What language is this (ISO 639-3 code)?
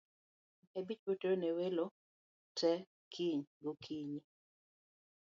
luo